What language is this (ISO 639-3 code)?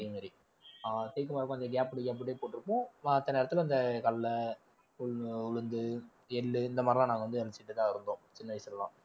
tam